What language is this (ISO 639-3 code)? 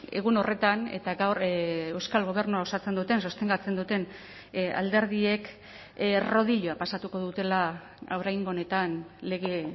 eus